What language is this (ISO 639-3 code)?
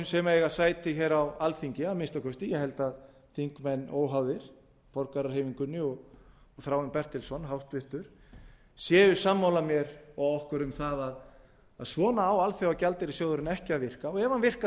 isl